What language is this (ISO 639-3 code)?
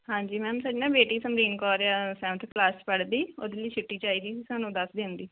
pan